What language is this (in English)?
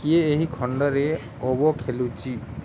Odia